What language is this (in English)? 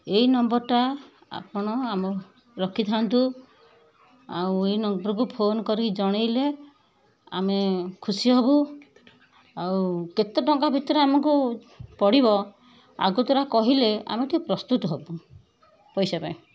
Odia